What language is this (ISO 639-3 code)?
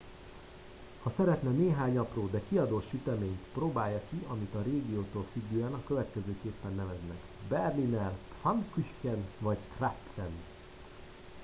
hun